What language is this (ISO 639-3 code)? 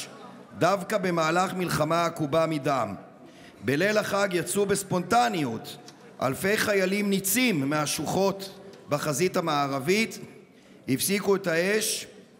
heb